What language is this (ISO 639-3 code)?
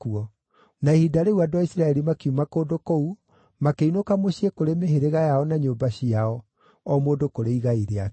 kik